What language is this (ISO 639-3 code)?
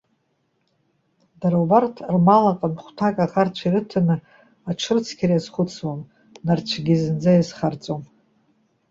abk